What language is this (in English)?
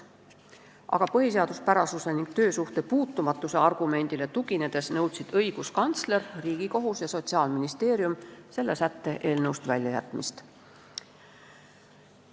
Estonian